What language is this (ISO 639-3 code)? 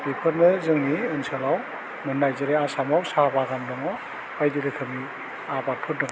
brx